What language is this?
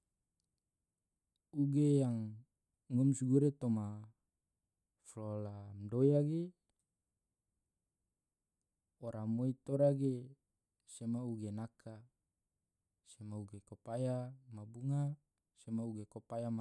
Tidore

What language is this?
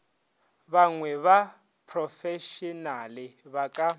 Northern Sotho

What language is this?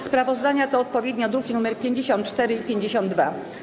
Polish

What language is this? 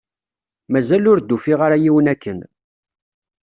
Kabyle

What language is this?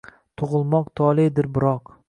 Uzbek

